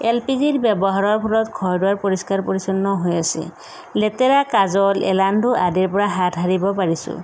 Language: Assamese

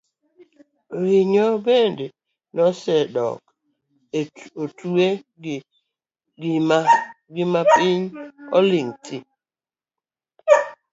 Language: Luo (Kenya and Tanzania)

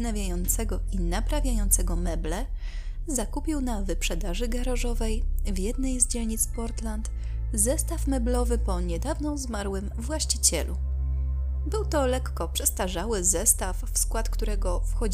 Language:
Polish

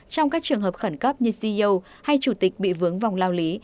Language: Vietnamese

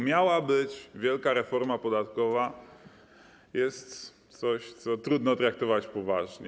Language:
Polish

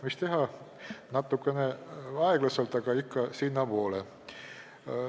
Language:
Estonian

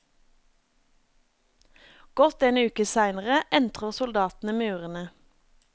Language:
Norwegian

